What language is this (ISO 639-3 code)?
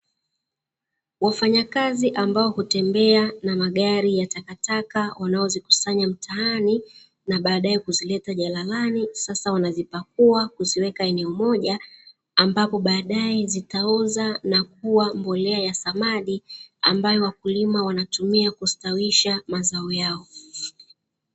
swa